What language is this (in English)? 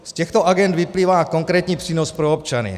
Czech